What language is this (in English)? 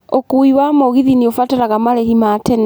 Kikuyu